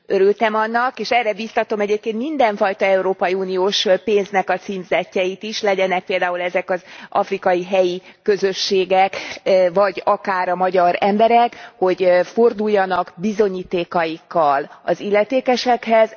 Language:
Hungarian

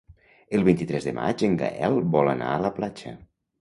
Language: Catalan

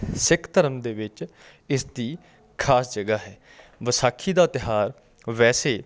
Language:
Punjabi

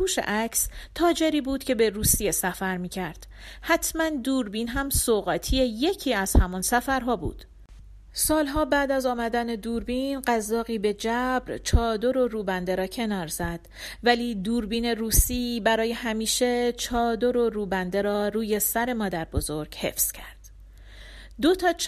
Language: Persian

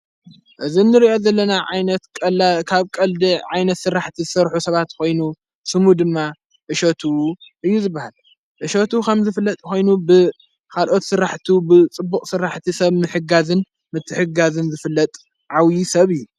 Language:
Tigrinya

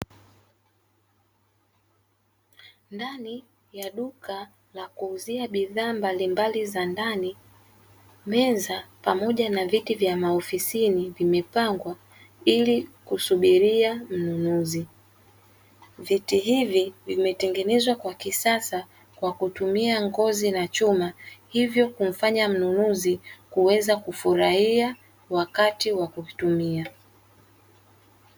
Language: Swahili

